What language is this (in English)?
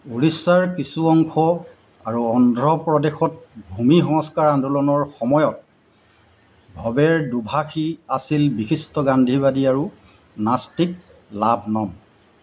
Assamese